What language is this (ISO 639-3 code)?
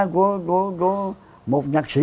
vie